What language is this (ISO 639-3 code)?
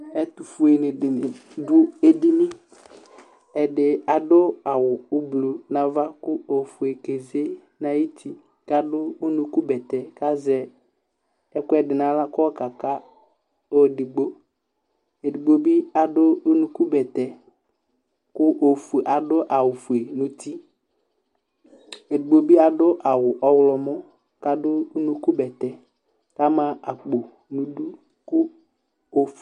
kpo